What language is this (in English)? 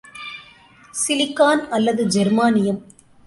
Tamil